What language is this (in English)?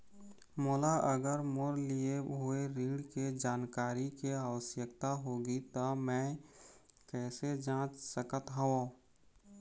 Chhattisgarhi